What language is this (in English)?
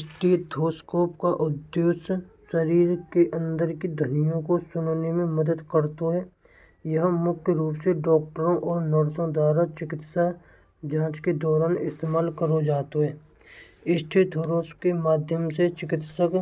Braj